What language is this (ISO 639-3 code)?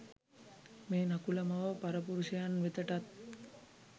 sin